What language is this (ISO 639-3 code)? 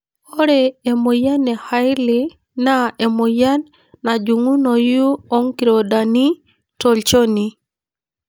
mas